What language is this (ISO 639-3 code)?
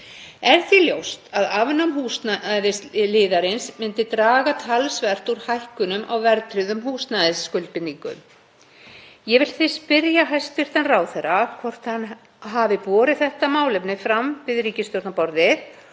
isl